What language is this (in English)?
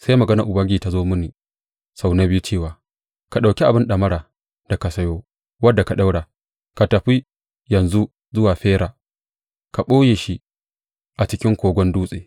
Hausa